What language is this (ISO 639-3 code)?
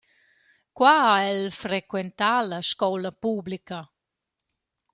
roh